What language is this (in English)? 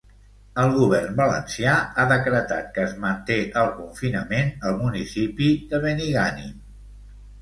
Catalan